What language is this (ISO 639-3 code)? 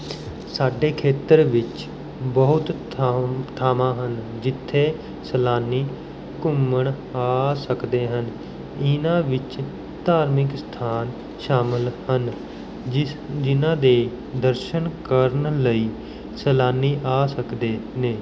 pan